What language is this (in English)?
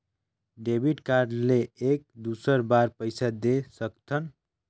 Chhattisgarhi